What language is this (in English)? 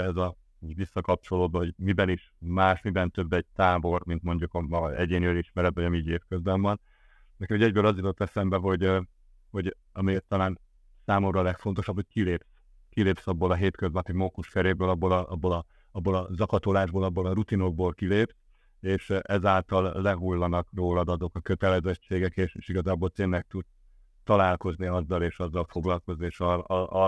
Hungarian